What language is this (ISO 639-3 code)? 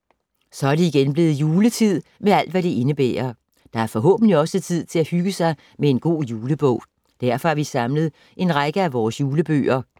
dan